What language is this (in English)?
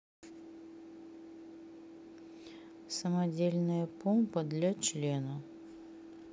Russian